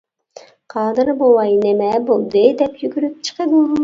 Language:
Uyghur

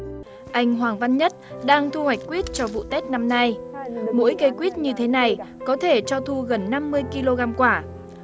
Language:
Vietnamese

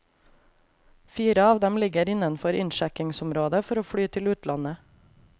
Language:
Norwegian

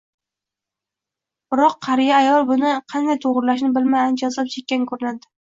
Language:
Uzbek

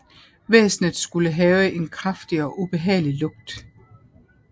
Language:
Danish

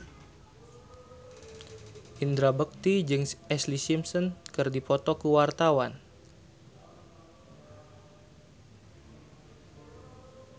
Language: Sundanese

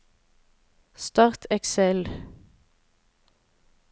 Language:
Norwegian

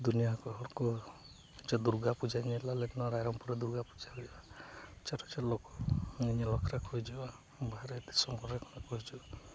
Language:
Santali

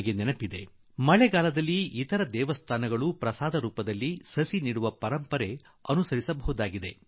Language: Kannada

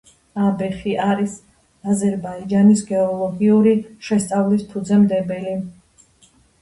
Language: Georgian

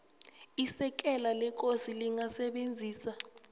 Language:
South Ndebele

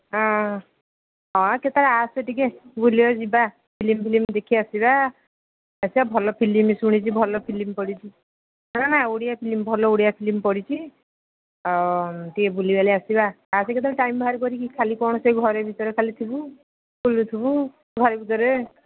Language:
Odia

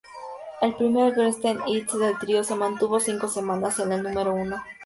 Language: Spanish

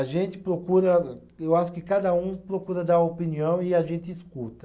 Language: Portuguese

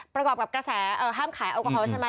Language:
Thai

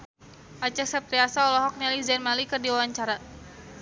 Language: Sundanese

